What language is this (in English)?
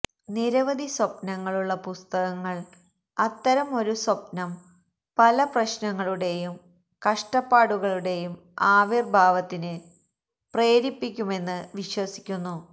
Malayalam